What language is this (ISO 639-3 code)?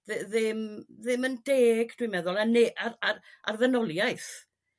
cym